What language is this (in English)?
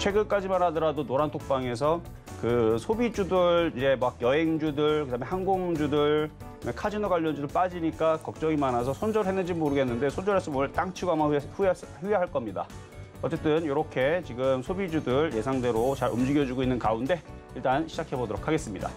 Korean